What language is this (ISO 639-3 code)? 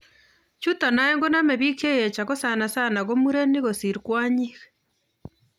kln